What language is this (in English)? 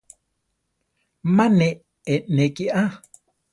Central Tarahumara